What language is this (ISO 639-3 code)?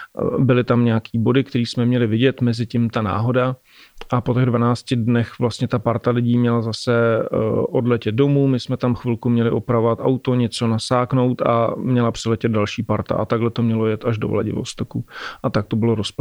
ces